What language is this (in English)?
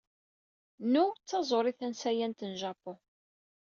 Kabyle